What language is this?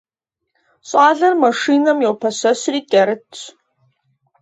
Kabardian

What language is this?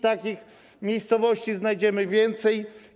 Polish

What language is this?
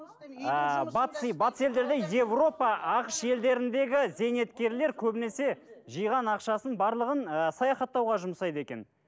Kazakh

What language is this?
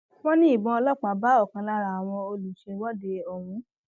Yoruba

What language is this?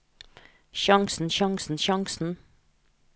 Norwegian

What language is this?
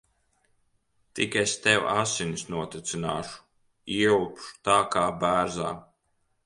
Latvian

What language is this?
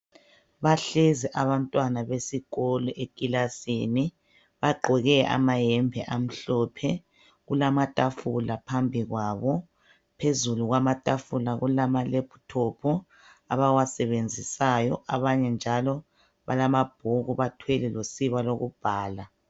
North Ndebele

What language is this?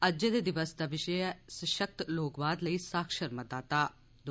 Dogri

